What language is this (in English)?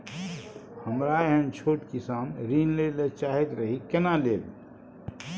Maithili